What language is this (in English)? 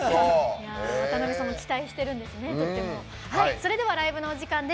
Japanese